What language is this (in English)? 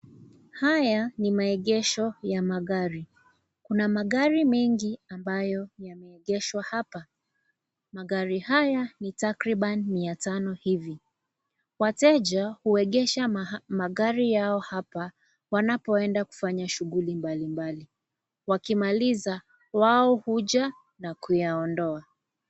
Swahili